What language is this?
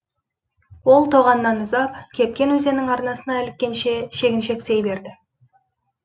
Kazakh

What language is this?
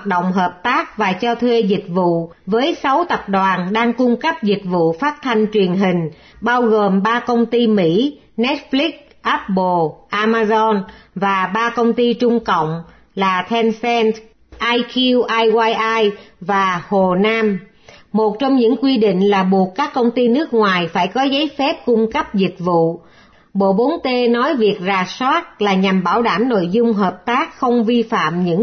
Vietnamese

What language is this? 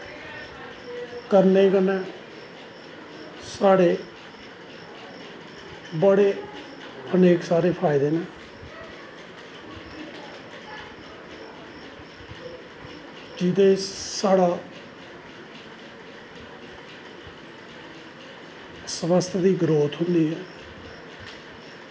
Dogri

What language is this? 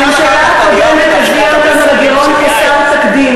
Hebrew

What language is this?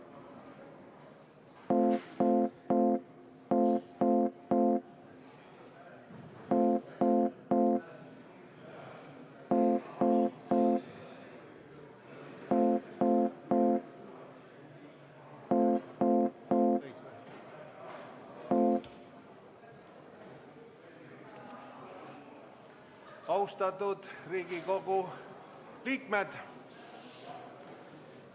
Estonian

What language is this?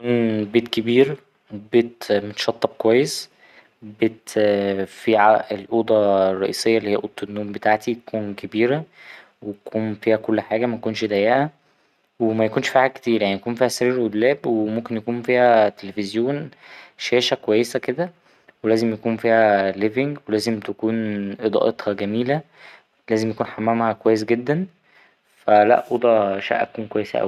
Egyptian Arabic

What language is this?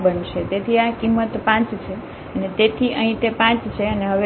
Gujarati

